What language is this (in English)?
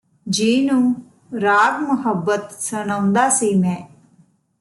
Punjabi